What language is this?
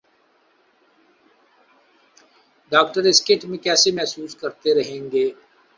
Urdu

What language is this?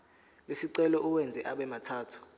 Zulu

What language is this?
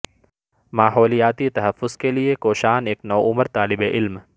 Urdu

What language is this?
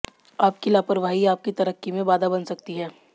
Hindi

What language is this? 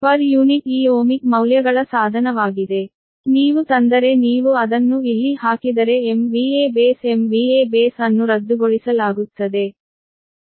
Kannada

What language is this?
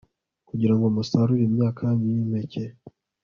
Kinyarwanda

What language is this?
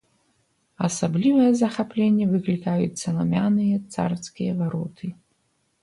Belarusian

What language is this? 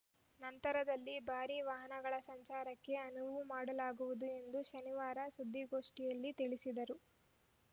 Kannada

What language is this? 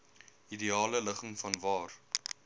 Afrikaans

